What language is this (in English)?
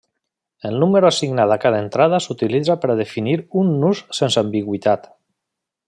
Catalan